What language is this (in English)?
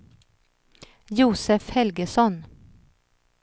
Swedish